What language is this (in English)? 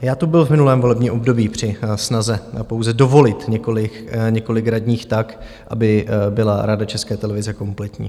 Czech